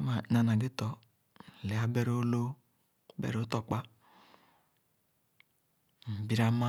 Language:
Khana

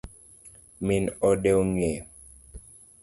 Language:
Luo (Kenya and Tanzania)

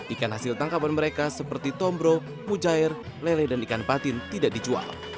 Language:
Indonesian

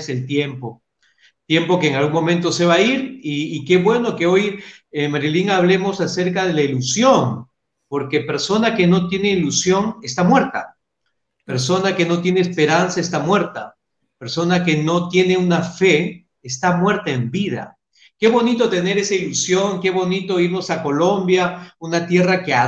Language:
Spanish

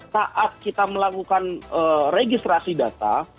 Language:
Indonesian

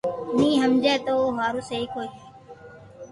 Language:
Loarki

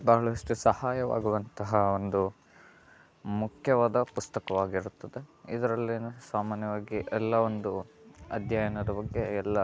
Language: Kannada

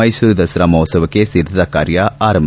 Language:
Kannada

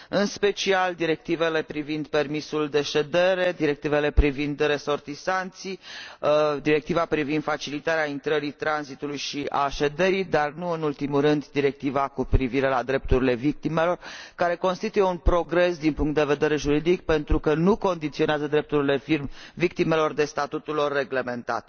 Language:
Romanian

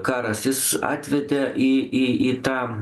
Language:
Lithuanian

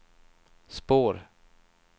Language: Swedish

